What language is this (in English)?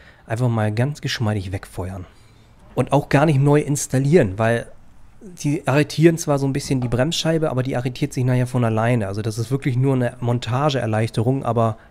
German